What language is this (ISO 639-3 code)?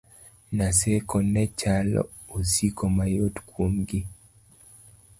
luo